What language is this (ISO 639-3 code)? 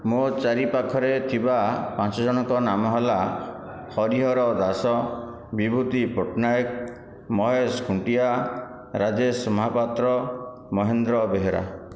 ori